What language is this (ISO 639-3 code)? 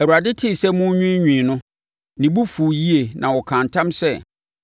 aka